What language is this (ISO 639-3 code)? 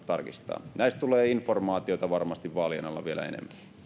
fin